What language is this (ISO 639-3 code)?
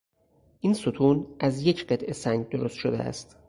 fas